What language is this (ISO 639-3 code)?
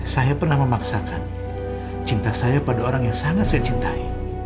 ind